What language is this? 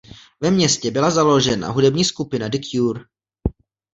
Czech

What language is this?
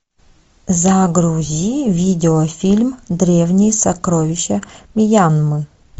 Russian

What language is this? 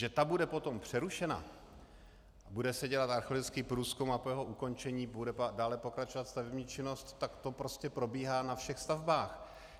Czech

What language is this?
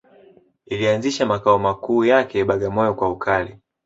Swahili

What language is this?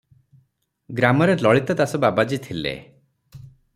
Odia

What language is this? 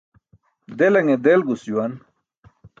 Burushaski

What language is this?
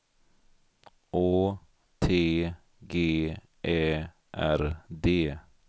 Swedish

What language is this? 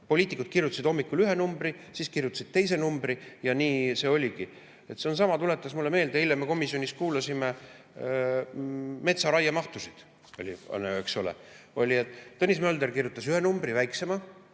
Estonian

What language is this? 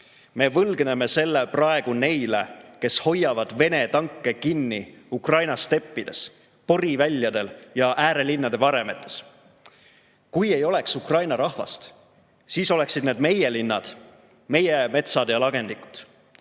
Estonian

